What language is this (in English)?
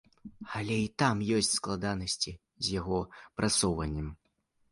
Belarusian